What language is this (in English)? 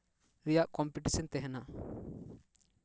Santali